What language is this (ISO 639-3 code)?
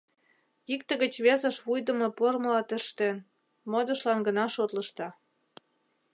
chm